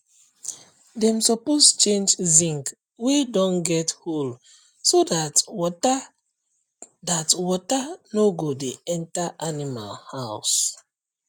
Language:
Nigerian Pidgin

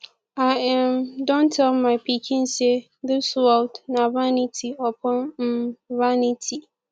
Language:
Nigerian Pidgin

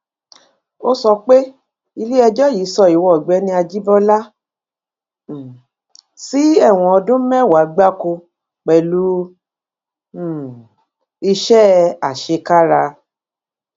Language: Yoruba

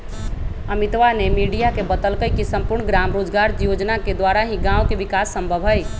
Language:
Magahi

